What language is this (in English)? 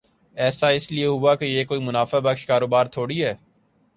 Urdu